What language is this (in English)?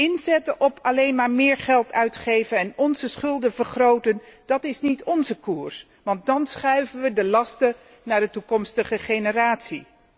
Dutch